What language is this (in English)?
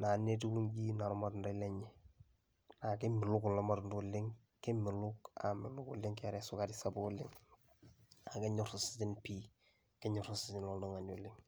Masai